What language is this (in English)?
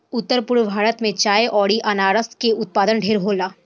Bhojpuri